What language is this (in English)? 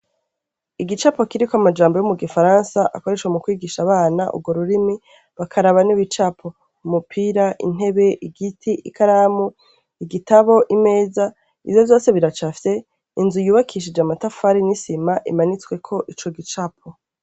Rundi